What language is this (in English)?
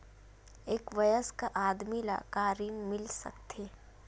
Chhattisgarhi